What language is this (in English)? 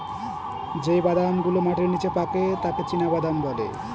Bangla